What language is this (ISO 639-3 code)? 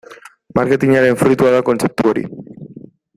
eus